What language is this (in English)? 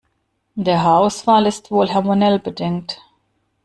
German